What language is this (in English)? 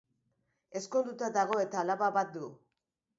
Basque